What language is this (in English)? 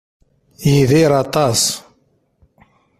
Kabyle